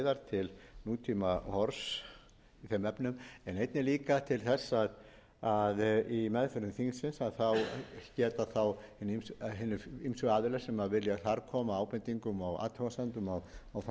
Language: Icelandic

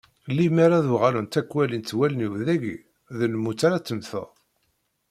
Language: Kabyle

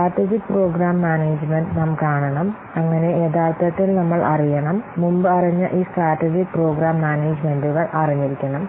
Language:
Malayalam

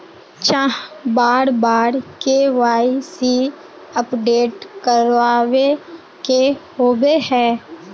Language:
Magahi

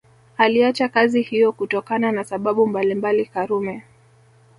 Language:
Swahili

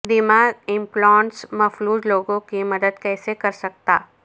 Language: Urdu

